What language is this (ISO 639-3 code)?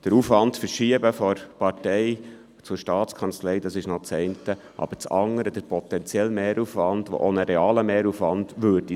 gsw